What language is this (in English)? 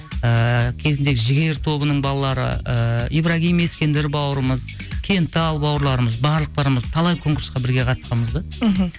Kazakh